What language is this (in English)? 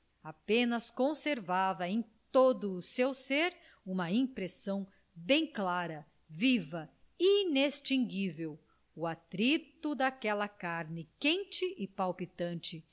Portuguese